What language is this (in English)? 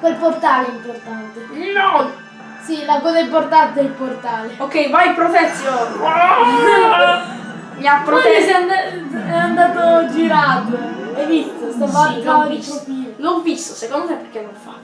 Italian